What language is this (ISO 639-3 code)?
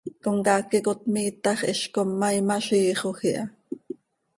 sei